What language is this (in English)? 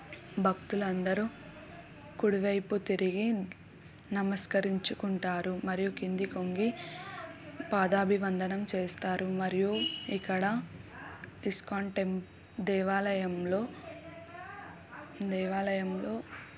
Telugu